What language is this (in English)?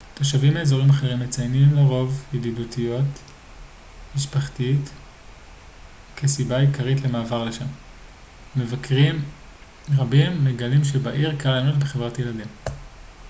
Hebrew